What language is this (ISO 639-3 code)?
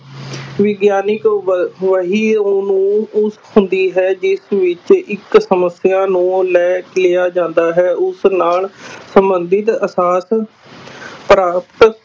pan